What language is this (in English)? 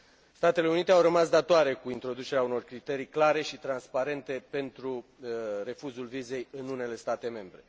Romanian